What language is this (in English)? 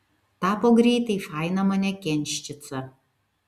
Lithuanian